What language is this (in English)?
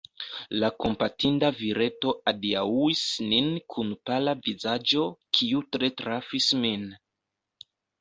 Esperanto